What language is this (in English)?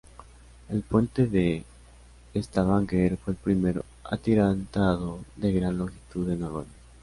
Spanish